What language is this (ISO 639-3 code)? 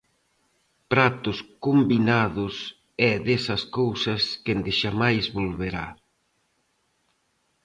glg